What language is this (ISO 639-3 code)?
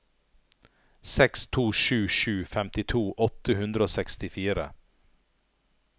nor